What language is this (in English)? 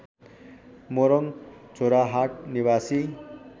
Nepali